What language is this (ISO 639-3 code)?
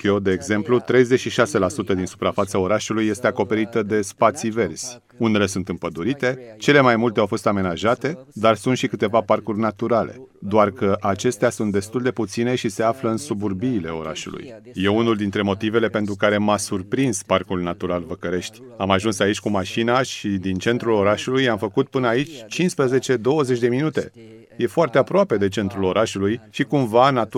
ron